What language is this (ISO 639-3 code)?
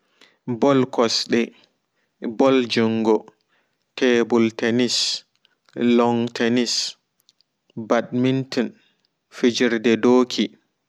ful